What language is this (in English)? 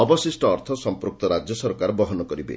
Odia